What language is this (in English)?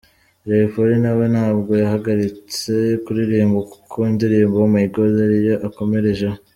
Kinyarwanda